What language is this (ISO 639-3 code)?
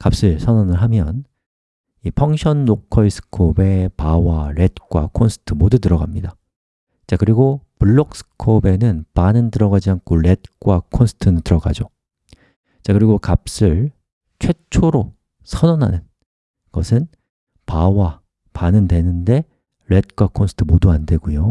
kor